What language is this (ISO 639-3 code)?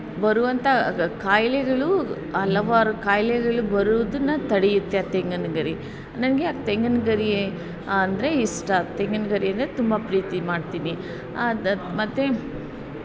kan